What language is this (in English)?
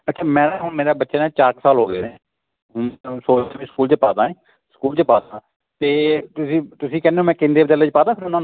Punjabi